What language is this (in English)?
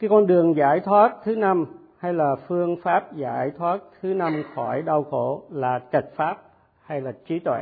Vietnamese